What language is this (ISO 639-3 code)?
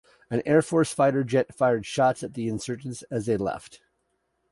eng